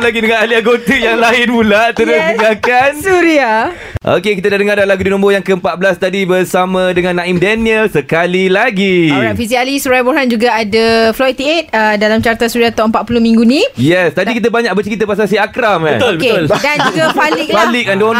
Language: Malay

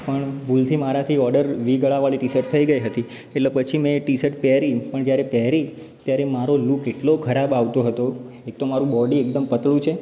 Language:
Gujarati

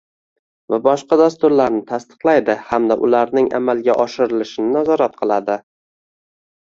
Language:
Uzbek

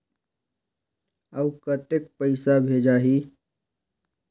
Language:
Chhattisgarhi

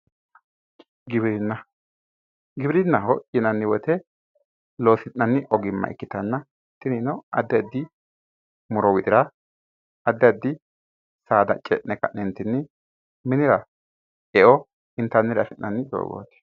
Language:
Sidamo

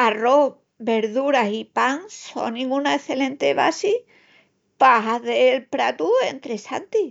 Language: Extremaduran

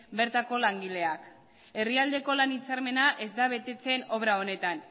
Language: Basque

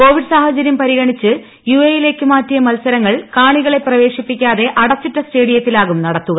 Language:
Malayalam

